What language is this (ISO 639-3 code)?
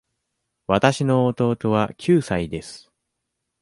jpn